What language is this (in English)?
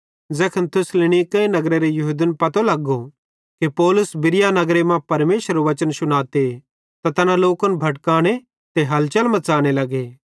Bhadrawahi